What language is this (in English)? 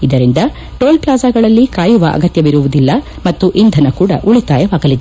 Kannada